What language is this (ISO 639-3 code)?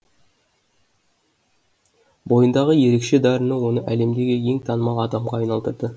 kaz